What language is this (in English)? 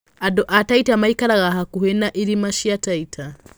Kikuyu